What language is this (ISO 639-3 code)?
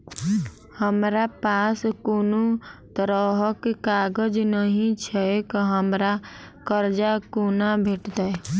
mai